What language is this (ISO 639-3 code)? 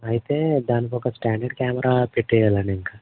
tel